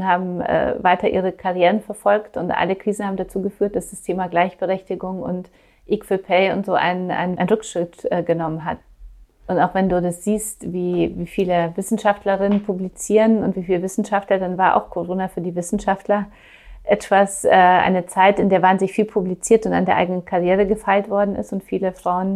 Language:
German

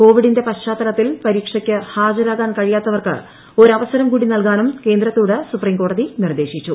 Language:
Malayalam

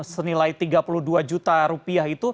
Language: Indonesian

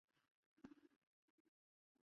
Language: Chinese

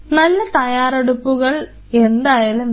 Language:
Malayalam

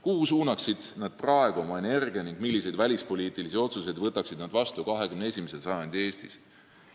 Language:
Estonian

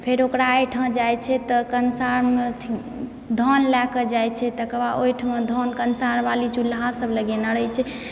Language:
Maithili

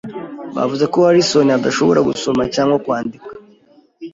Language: Kinyarwanda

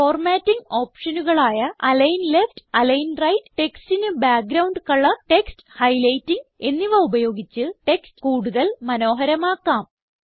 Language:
Malayalam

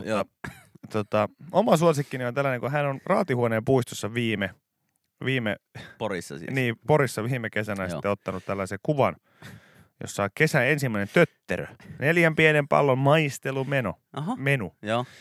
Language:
Finnish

